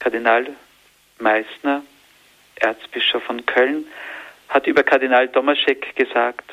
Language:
German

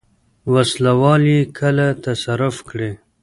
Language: Pashto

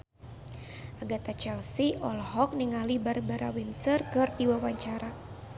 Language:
Sundanese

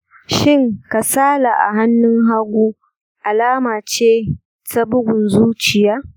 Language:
Hausa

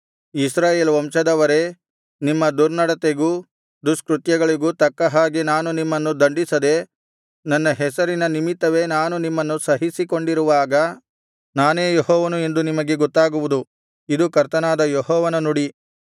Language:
Kannada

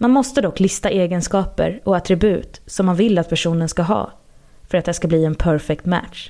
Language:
Swedish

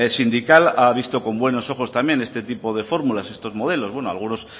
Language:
Spanish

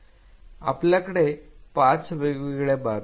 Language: Marathi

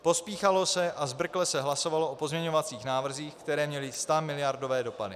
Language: Czech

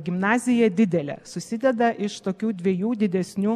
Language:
Lithuanian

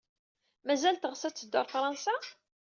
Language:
Kabyle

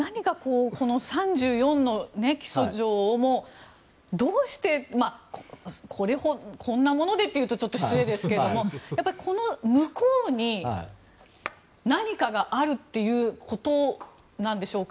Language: Japanese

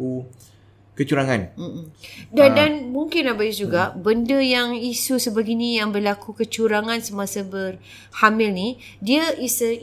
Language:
Malay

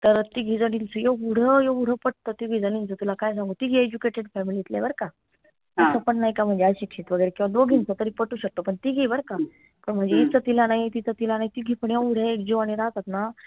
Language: Marathi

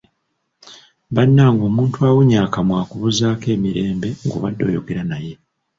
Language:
Ganda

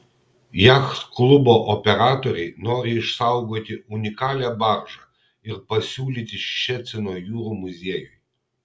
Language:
Lithuanian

